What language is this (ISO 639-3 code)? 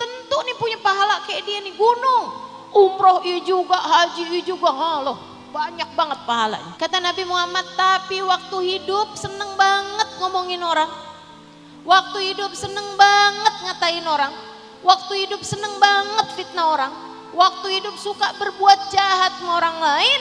ind